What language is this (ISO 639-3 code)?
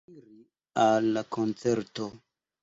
epo